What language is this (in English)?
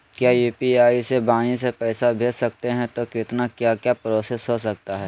Magahi